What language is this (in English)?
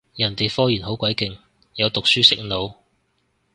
Cantonese